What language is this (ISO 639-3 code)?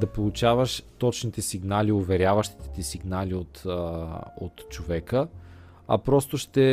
bul